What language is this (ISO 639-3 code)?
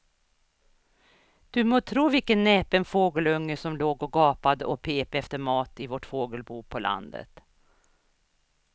swe